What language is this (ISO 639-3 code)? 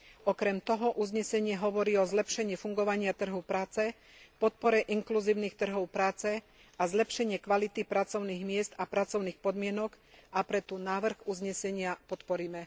slk